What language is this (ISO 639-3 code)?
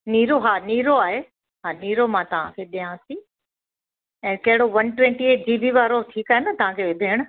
snd